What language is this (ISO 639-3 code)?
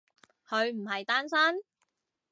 yue